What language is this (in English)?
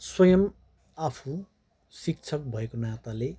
Nepali